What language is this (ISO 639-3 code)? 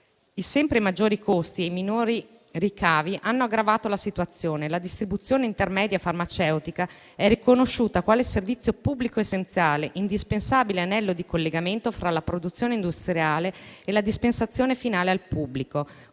ita